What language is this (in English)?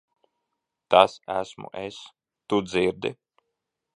Latvian